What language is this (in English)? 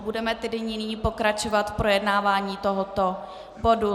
Czech